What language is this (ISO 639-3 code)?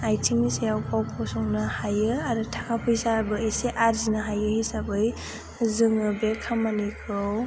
brx